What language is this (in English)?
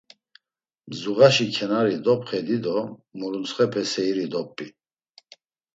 Laz